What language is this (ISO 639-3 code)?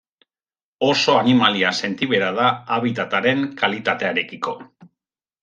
eus